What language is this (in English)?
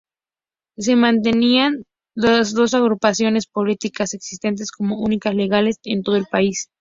Spanish